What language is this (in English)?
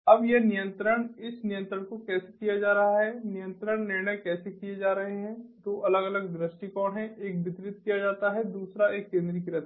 Hindi